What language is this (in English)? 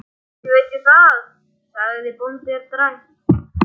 Icelandic